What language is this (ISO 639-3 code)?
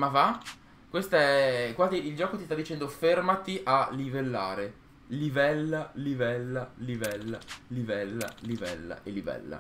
ita